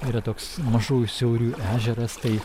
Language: Lithuanian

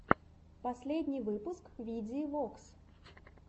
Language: Russian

